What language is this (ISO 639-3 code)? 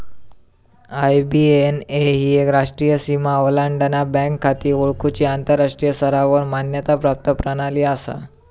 mar